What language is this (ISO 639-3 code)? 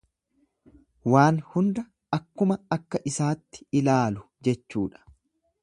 orm